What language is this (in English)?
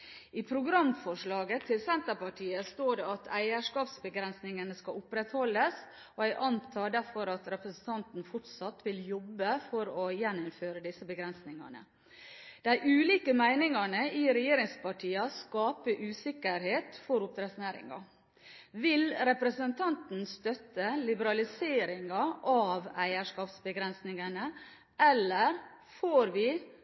Norwegian Bokmål